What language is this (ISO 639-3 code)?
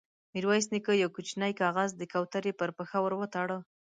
pus